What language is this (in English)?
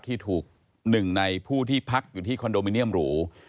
Thai